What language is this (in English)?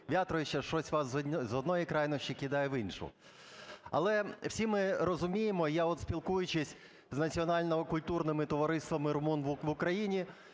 Ukrainian